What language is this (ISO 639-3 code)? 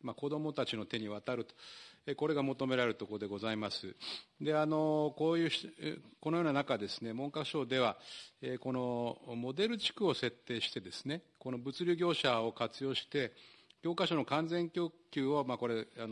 jpn